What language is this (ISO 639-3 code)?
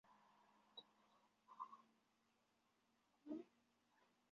zho